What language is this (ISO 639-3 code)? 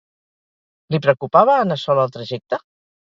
cat